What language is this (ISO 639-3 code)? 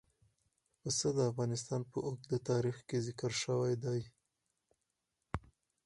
pus